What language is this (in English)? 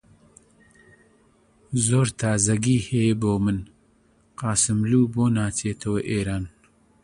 Central Kurdish